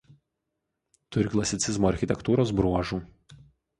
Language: Lithuanian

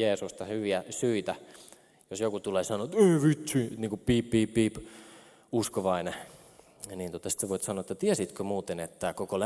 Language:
Finnish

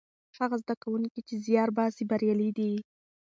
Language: Pashto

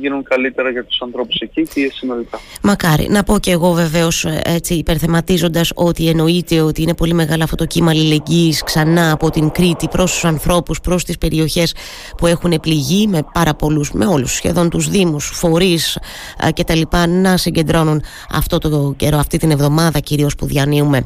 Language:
Greek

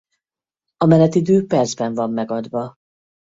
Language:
Hungarian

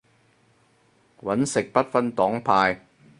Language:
Cantonese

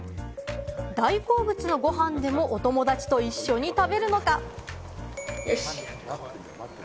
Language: Japanese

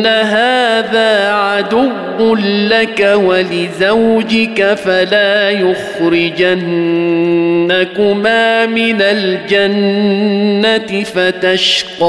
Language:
Arabic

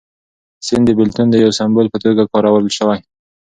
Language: Pashto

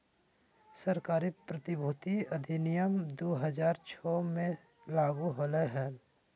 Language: Magahi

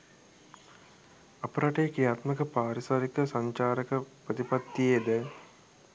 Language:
Sinhala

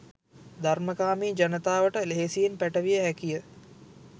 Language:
Sinhala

